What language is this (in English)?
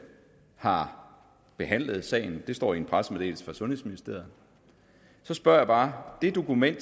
Danish